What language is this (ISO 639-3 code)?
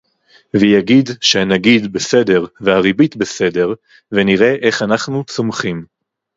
heb